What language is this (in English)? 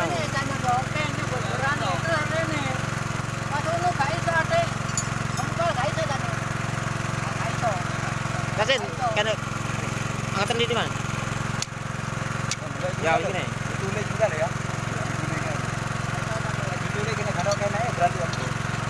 Indonesian